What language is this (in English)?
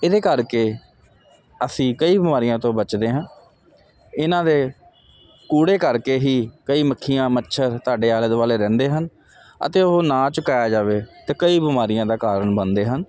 Punjabi